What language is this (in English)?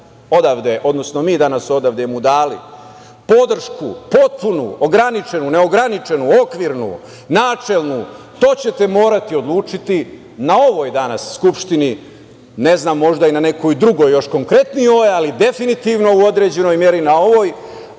Serbian